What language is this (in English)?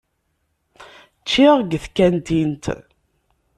Kabyle